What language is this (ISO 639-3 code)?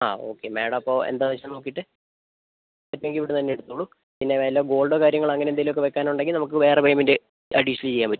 mal